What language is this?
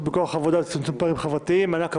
Hebrew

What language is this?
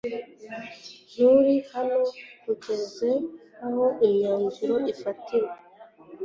Kinyarwanda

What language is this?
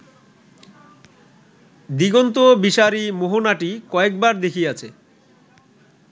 Bangla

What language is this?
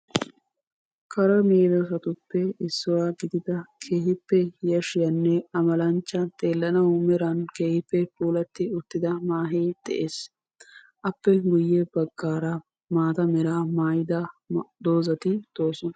Wolaytta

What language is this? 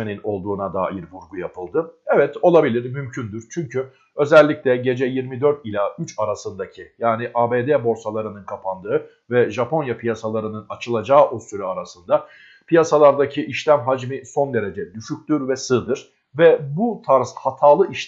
Turkish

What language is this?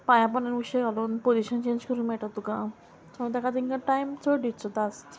Konkani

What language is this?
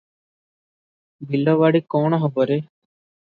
Odia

